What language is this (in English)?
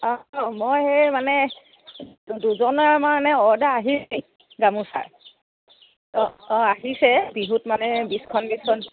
Assamese